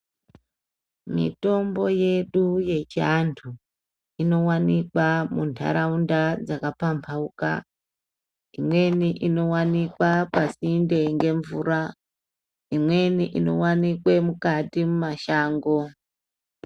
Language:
Ndau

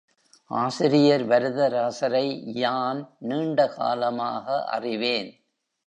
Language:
Tamil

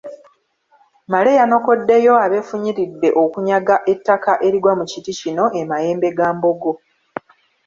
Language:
Ganda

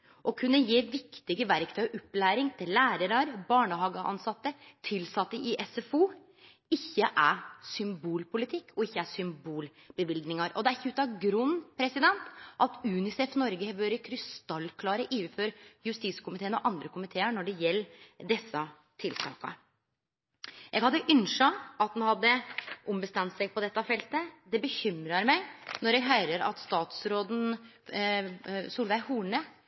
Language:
Norwegian Nynorsk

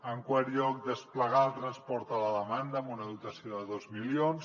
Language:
Catalan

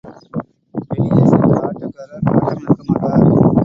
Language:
Tamil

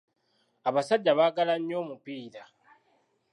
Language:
Ganda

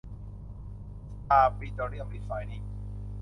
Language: Thai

